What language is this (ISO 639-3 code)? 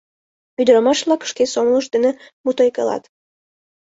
chm